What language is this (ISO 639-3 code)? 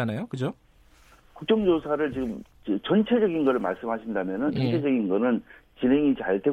kor